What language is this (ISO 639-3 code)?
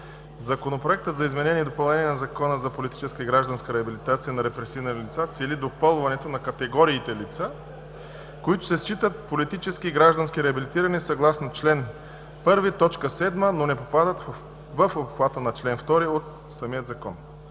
bul